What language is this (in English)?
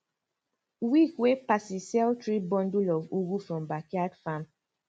Nigerian Pidgin